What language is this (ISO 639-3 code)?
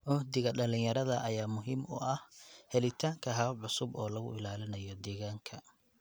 som